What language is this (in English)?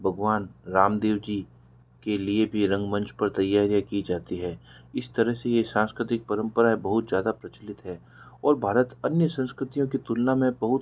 Hindi